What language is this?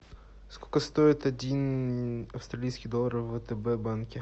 Russian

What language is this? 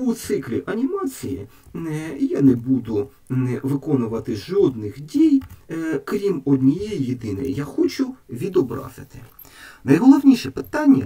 Ukrainian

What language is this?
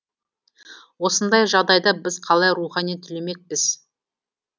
Kazakh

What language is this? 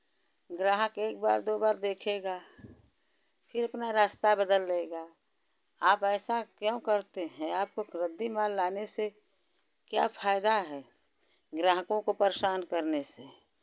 Hindi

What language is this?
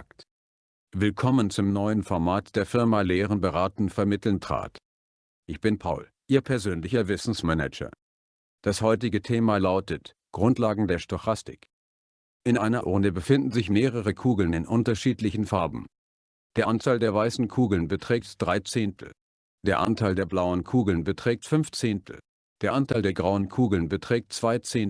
German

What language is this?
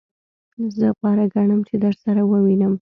Pashto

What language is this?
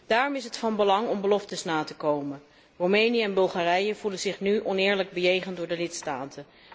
Dutch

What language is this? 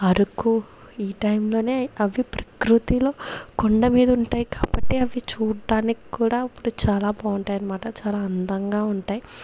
Telugu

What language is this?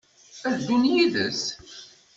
Kabyle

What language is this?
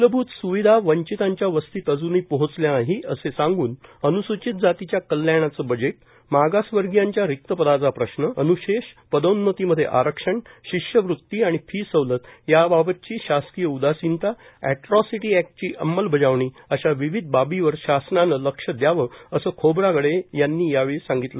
Marathi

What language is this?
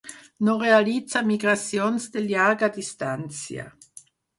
Catalan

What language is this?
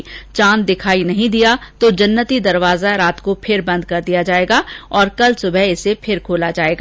Hindi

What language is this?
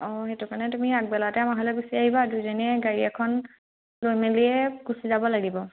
Assamese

